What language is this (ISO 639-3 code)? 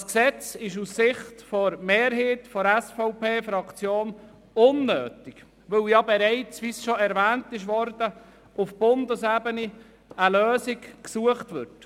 gsw